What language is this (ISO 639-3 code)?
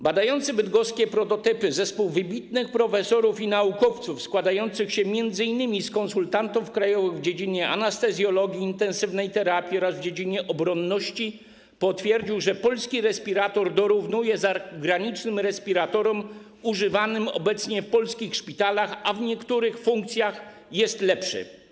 pol